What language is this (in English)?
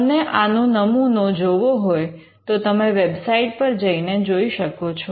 Gujarati